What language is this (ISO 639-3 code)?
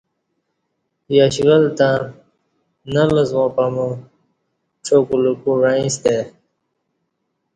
bsh